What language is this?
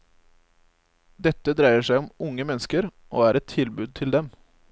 Norwegian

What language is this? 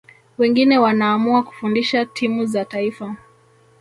Swahili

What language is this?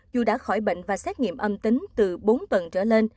Vietnamese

